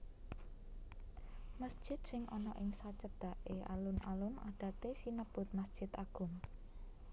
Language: Javanese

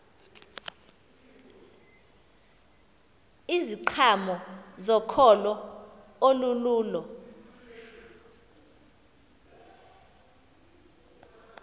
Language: Xhosa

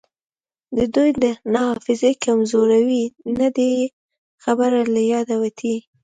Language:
Pashto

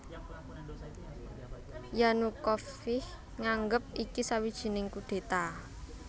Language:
Javanese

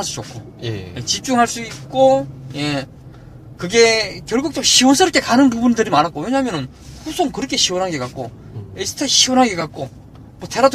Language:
Korean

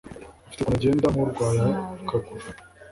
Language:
Kinyarwanda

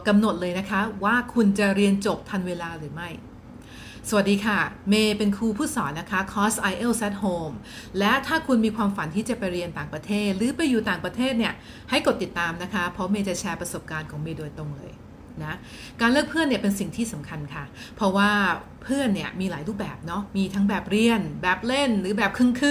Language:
Thai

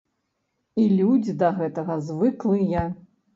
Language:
Belarusian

